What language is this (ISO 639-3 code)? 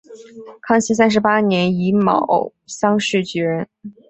zho